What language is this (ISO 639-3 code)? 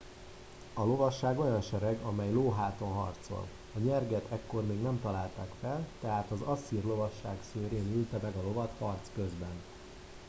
hun